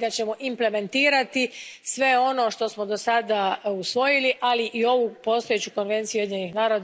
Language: Croatian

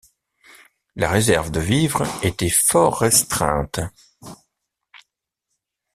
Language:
French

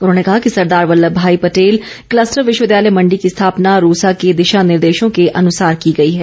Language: Hindi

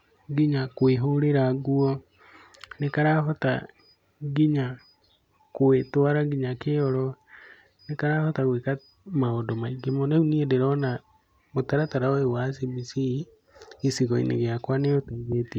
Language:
Kikuyu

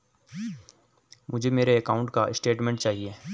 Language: Hindi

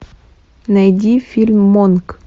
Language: Russian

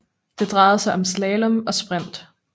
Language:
Danish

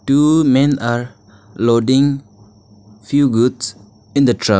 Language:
English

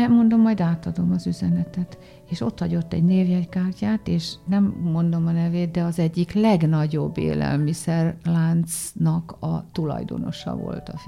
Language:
Hungarian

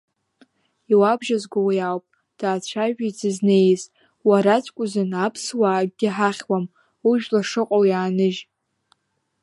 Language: Abkhazian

